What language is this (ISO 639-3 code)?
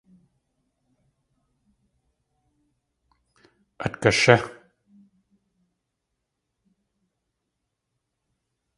tli